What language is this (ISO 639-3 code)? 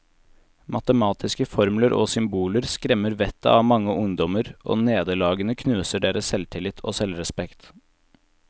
nor